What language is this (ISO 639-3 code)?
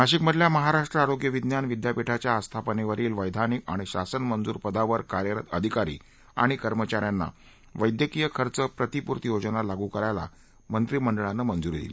mar